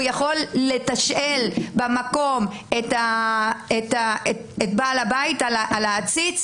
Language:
Hebrew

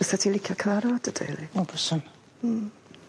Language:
Welsh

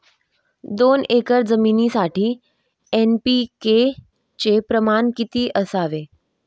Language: Marathi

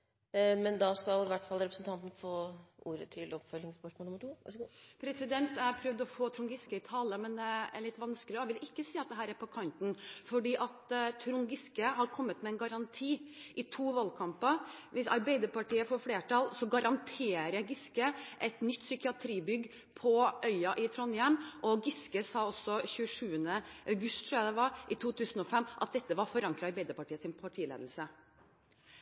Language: Norwegian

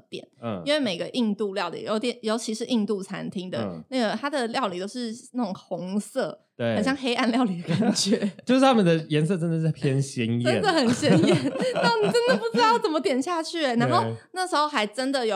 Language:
Chinese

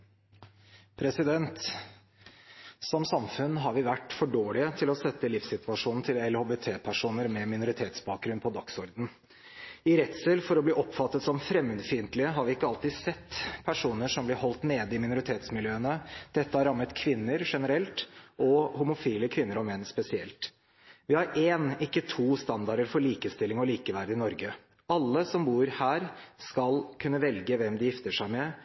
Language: Norwegian Bokmål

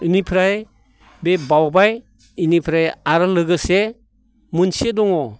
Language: Bodo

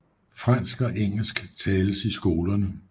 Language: Danish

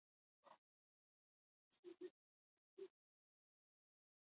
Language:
Basque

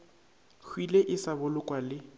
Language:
Northern Sotho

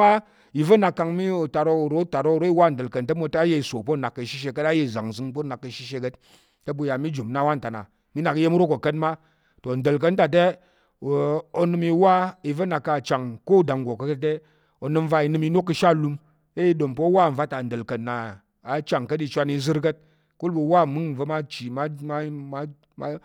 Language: Tarok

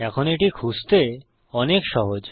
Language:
Bangla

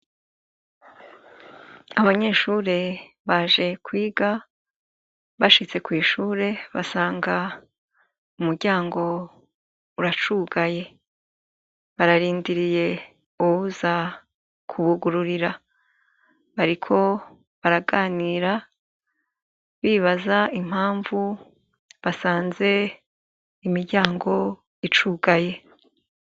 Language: Rundi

